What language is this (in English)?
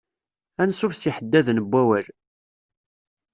Kabyle